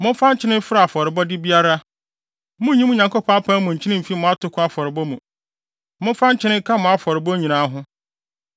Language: Akan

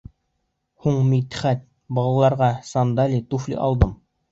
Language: Bashkir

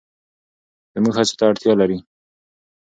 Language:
Pashto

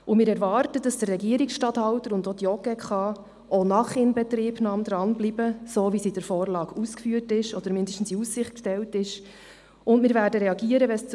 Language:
Swiss German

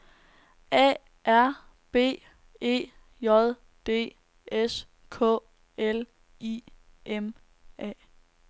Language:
Danish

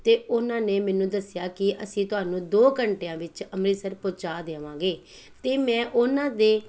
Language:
Punjabi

